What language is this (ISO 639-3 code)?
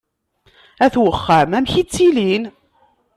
kab